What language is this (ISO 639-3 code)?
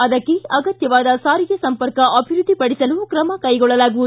kan